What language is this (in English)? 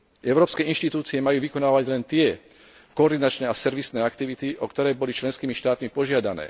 Slovak